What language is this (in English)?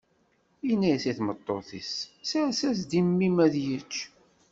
Kabyle